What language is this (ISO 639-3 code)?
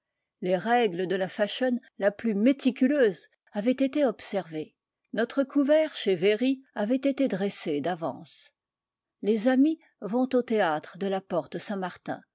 fra